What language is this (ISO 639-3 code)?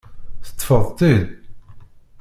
kab